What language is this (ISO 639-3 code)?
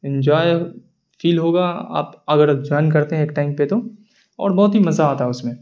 urd